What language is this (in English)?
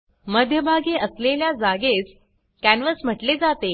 Marathi